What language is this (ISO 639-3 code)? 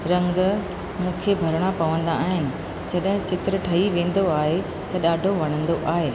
snd